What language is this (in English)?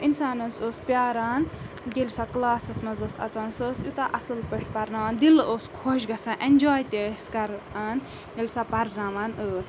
Kashmiri